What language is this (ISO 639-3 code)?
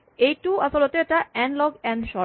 asm